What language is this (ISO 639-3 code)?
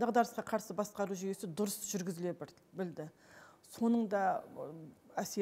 tur